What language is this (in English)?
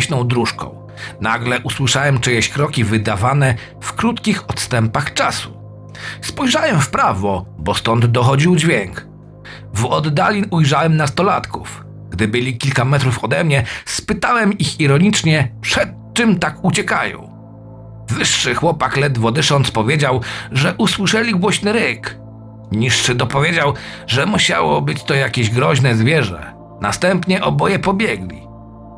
Polish